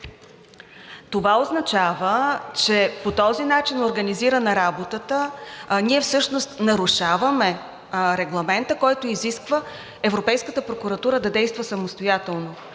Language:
Bulgarian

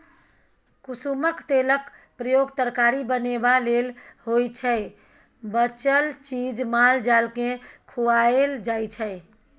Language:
Maithili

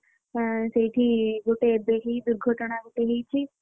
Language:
Odia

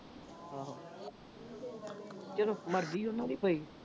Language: Punjabi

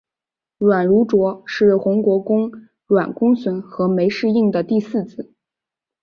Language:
Chinese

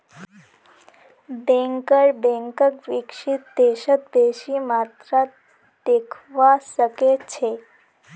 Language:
Magahi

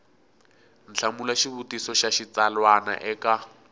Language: Tsonga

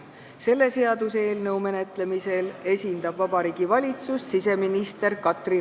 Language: Estonian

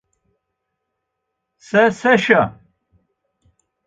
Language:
Adyghe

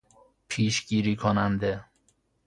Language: Persian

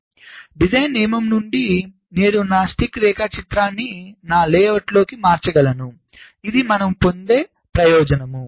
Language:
Telugu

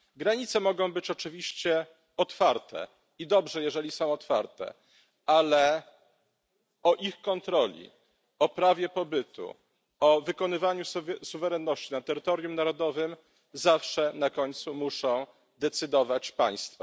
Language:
Polish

